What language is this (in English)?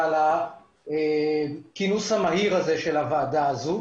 Hebrew